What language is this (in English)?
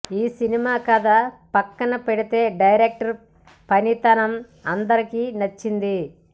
Telugu